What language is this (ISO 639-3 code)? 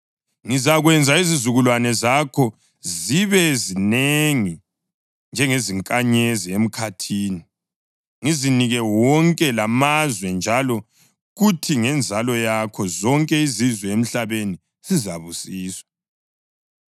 nde